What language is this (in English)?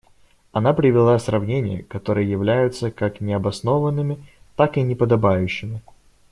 Russian